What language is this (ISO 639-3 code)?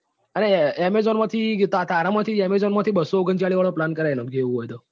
guj